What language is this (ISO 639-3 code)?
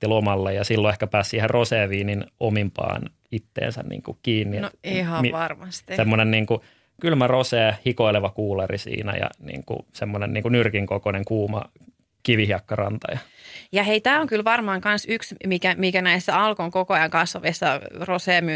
fin